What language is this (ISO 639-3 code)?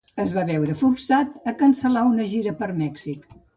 cat